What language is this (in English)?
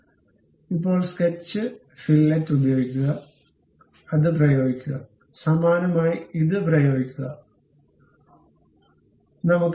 Malayalam